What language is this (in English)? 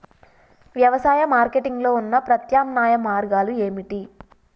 Telugu